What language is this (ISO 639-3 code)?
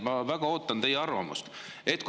est